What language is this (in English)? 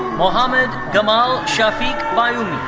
English